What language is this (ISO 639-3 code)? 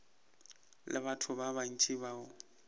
nso